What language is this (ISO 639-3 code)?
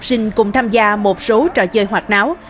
vie